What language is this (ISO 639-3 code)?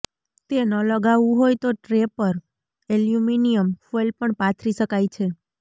guj